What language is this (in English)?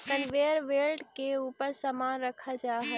Magahi